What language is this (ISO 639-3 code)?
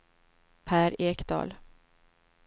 swe